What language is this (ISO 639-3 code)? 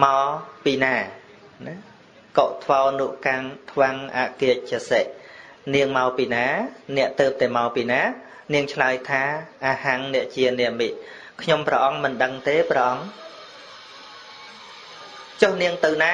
vie